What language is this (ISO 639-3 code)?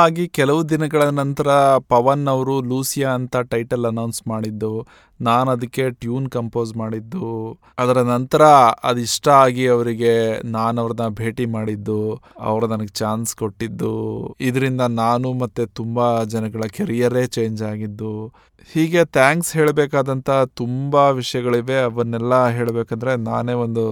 kan